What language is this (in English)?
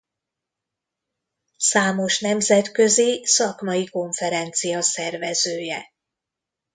Hungarian